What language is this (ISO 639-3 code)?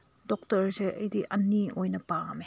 mni